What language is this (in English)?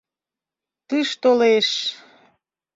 Mari